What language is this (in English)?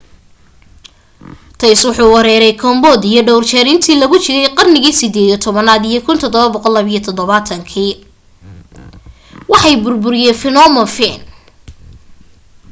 Somali